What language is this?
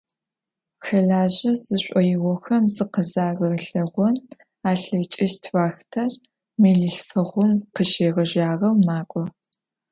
Adyghe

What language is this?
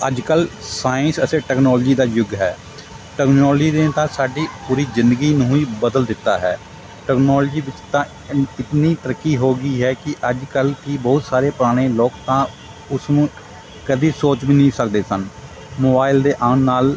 Punjabi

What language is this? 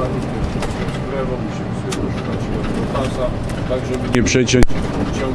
Polish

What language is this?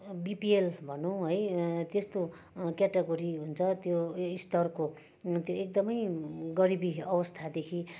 Nepali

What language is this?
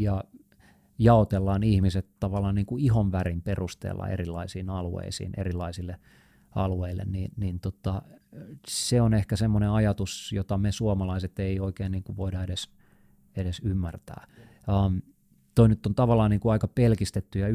Finnish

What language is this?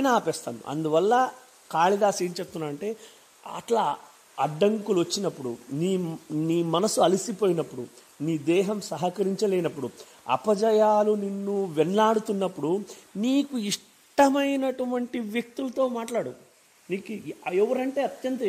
Telugu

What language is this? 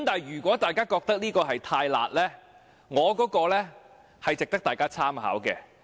Cantonese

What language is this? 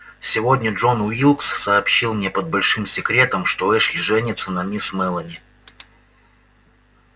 Russian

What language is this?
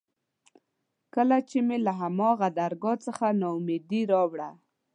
Pashto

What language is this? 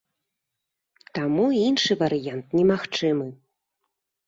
Belarusian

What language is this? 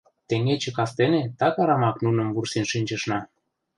Mari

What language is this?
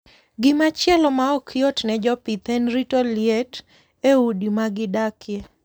Luo (Kenya and Tanzania)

